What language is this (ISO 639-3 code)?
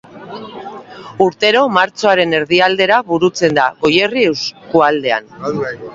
eus